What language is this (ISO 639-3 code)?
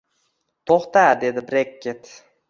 uzb